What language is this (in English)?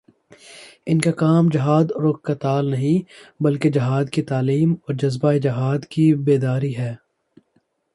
Urdu